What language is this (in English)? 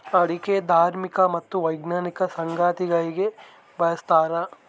Kannada